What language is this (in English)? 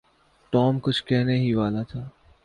Urdu